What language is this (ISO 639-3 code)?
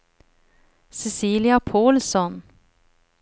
swe